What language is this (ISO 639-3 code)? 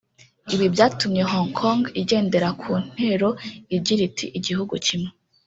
kin